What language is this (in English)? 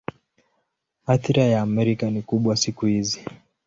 Swahili